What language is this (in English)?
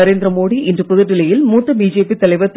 Tamil